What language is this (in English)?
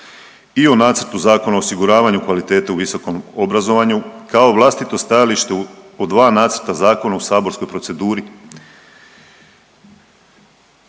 Croatian